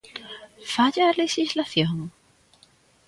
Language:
Galician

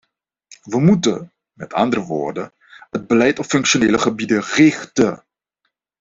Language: Dutch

